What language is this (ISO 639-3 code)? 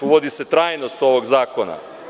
srp